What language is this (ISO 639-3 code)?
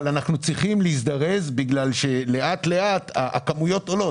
heb